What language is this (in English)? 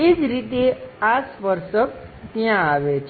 Gujarati